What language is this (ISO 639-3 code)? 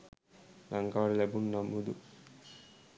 sin